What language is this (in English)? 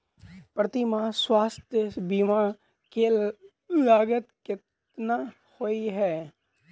Maithili